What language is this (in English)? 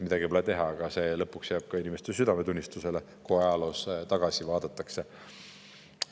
Estonian